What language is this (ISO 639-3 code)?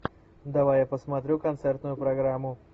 rus